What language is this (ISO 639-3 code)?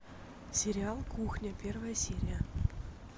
rus